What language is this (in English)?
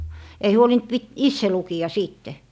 Finnish